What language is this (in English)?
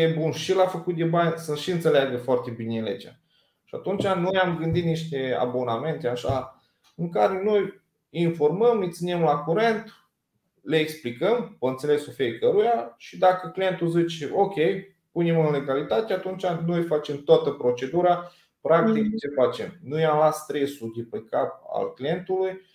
Romanian